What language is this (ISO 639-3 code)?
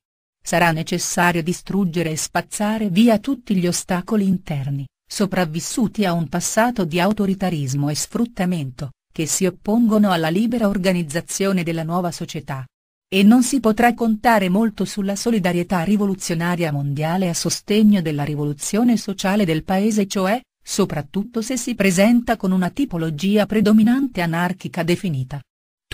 ita